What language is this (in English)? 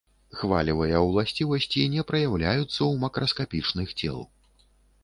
Belarusian